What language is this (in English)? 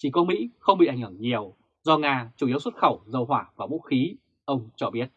Vietnamese